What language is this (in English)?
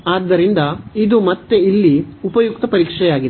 Kannada